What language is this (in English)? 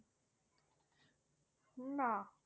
Bangla